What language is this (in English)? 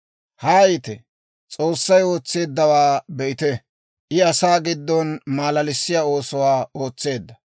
Dawro